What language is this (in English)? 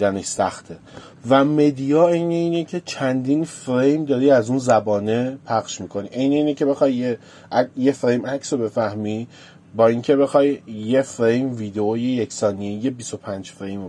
Persian